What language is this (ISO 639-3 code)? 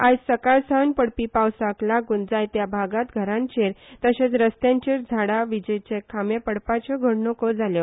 kok